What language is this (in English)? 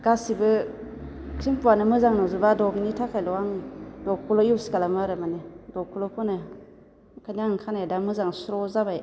Bodo